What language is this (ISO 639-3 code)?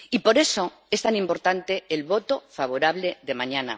spa